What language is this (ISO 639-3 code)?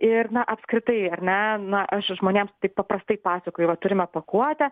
lit